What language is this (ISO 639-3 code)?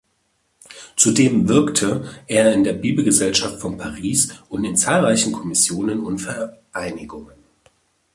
deu